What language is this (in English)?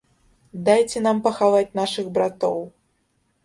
Belarusian